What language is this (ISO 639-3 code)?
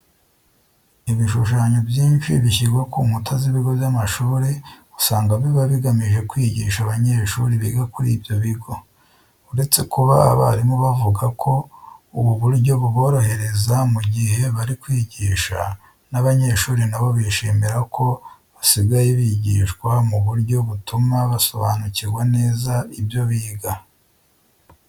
kin